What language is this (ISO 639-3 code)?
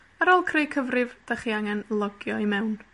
cym